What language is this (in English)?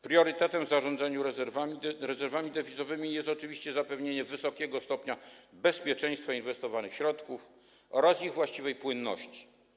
Polish